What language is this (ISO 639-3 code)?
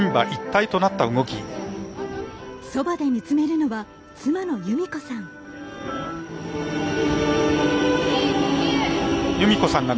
jpn